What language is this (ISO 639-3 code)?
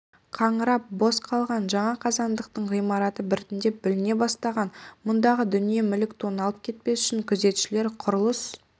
kaz